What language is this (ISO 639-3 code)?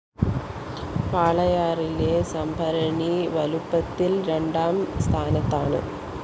mal